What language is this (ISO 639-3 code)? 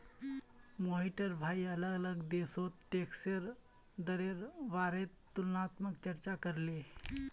mag